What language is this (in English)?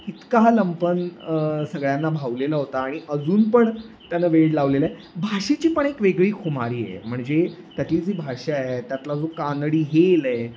Marathi